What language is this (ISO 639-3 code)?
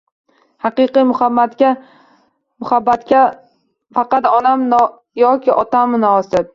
uzb